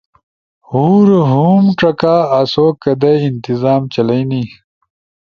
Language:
Ushojo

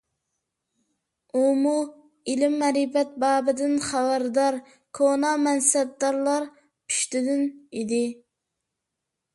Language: Uyghur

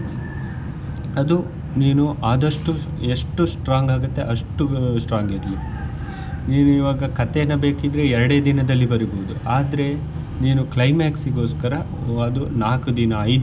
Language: Kannada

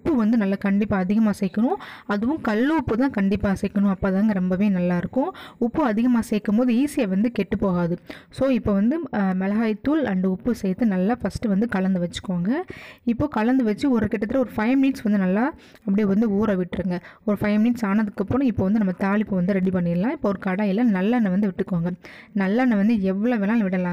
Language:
Indonesian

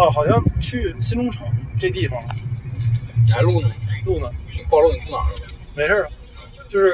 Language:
Chinese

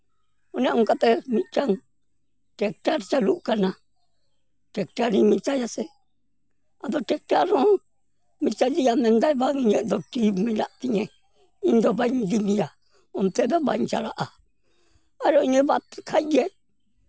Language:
Santali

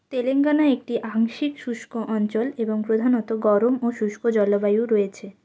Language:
Bangla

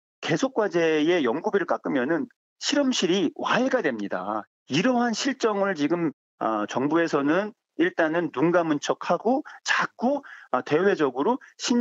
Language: Korean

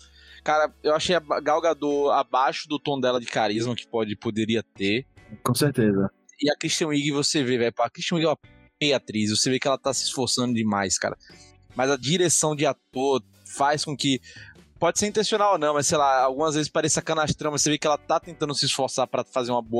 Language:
Portuguese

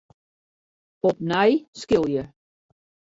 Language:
Western Frisian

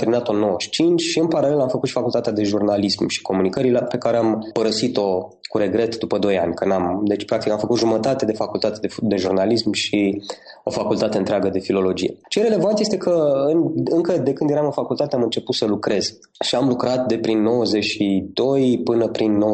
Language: Romanian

